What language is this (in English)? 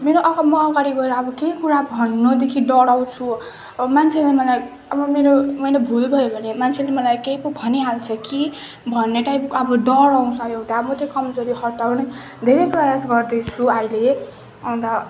Nepali